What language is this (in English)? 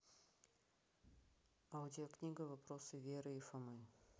Russian